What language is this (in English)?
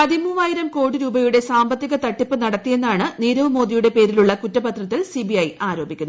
Malayalam